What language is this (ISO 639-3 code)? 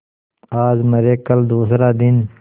hin